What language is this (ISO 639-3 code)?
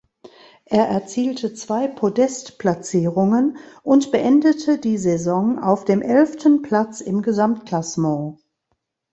deu